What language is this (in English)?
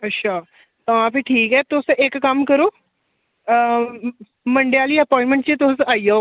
Dogri